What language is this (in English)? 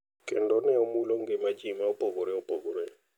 Luo (Kenya and Tanzania)